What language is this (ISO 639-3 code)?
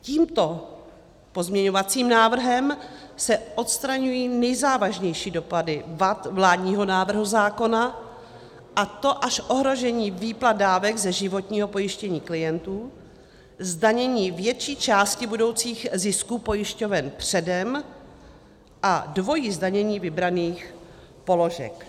ces